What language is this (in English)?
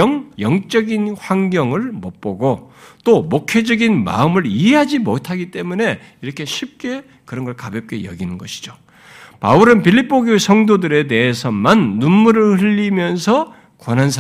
Korean